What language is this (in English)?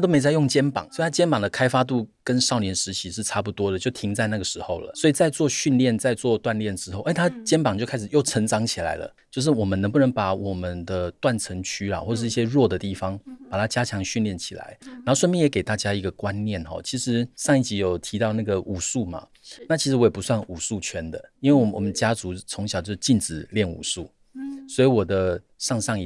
Chinese